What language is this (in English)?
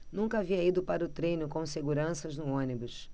Portuguese